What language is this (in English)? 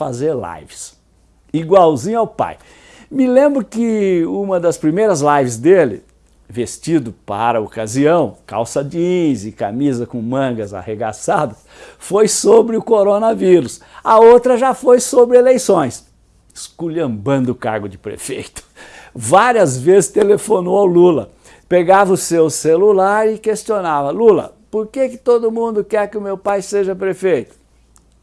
Portuguese